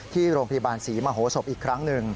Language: Thai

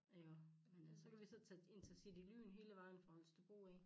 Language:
Danish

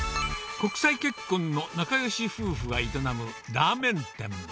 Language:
Japanese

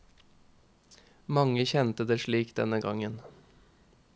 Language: Norwegian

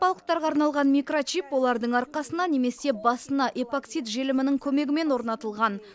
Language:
Kazakh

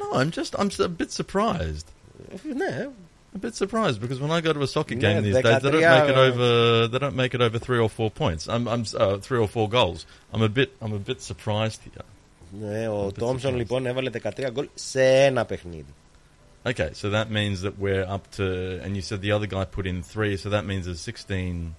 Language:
Greek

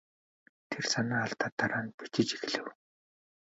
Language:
Mongolian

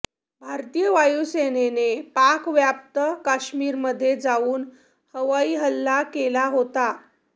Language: Marathi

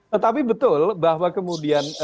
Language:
Indonesian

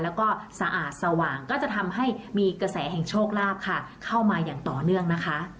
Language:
Thai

